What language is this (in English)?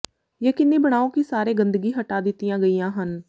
Punjabi